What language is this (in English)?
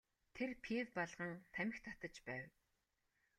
Mongolian